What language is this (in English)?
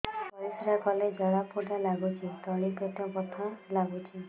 Odia